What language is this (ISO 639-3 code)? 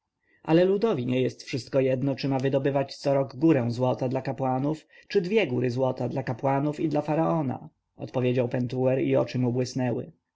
pol